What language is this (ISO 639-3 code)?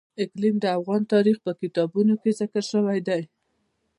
pus